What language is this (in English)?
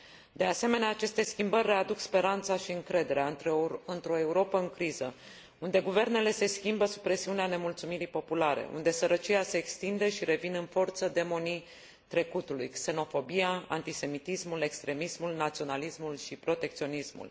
Romanian